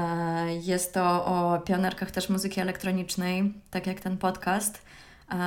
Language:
Polish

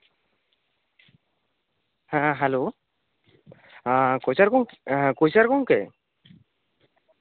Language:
Santali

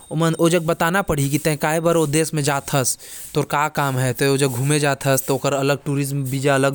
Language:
Korwa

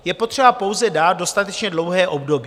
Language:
Czech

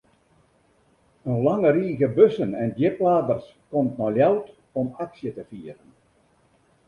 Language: Western Frisian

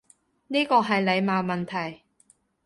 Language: Cantonese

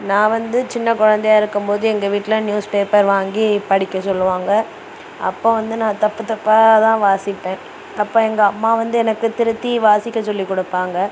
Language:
Tamil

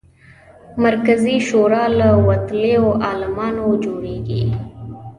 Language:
Pashto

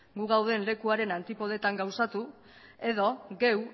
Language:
Basque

